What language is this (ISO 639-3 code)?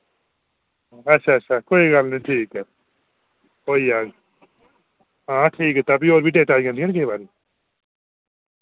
doi